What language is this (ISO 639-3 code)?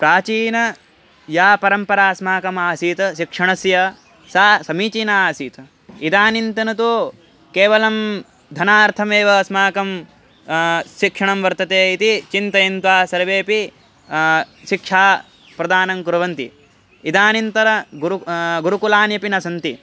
san